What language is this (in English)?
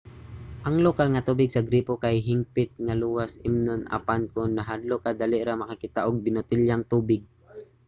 Cebuano